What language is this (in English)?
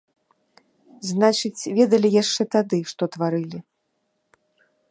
Belarusian